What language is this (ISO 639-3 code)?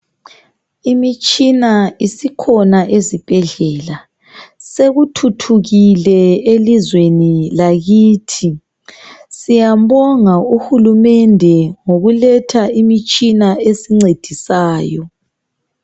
nde